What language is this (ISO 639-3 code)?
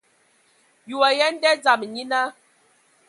ewo